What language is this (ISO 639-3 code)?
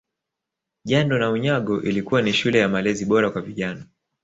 swa